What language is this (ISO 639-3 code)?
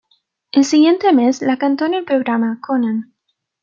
spa